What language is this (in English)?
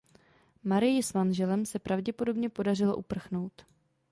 Czech